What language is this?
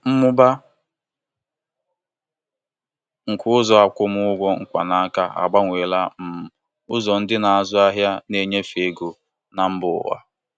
Igbo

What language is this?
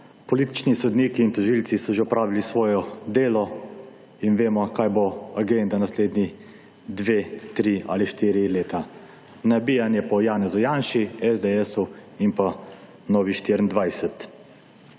Slovenian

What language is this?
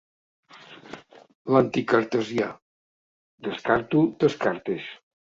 Catalan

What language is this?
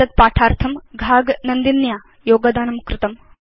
Sanskrit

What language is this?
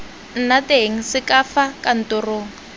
Tswana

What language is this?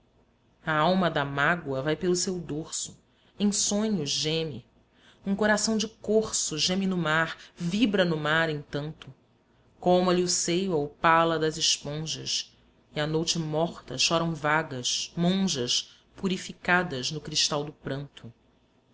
Portuguese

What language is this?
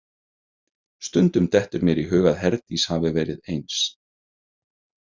Icelandic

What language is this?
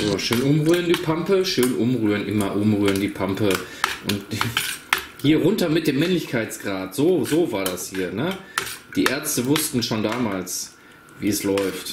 German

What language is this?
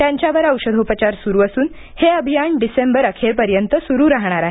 Marathi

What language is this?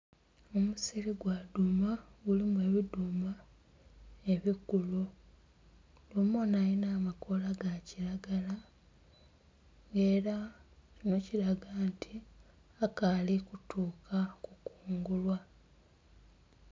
Soga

